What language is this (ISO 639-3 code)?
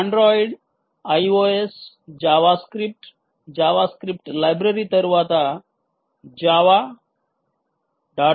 tel